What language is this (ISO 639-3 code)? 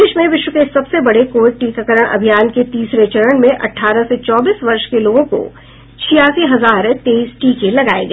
hin